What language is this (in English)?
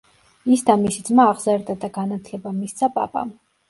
Georgian